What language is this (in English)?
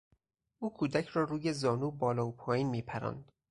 Persian